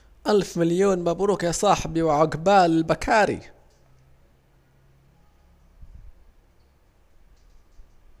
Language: Saidi Arabic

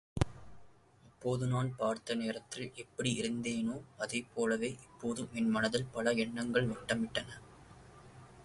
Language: Tamil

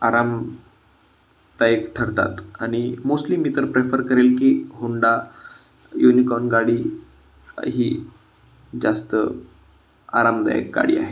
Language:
Marathi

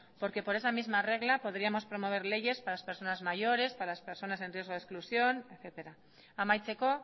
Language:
Spanish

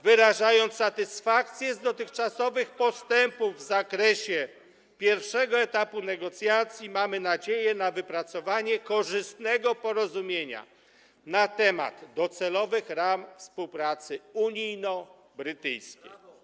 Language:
Polish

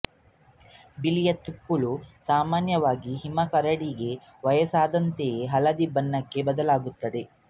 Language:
Kannada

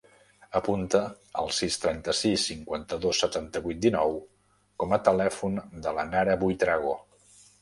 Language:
Catalan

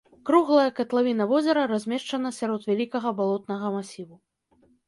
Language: Belarusian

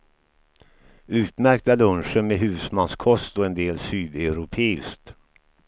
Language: Swedish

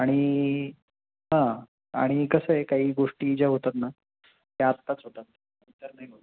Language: Marathi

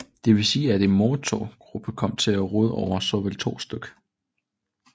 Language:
Danish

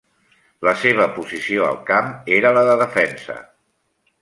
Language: Catalan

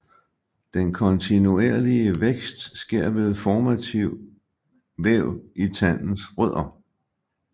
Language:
Danish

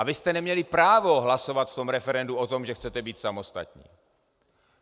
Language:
Czech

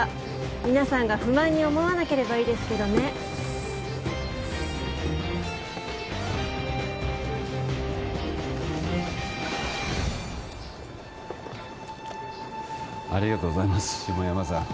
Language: Japanese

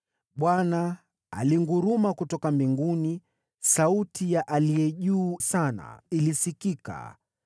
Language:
Swahili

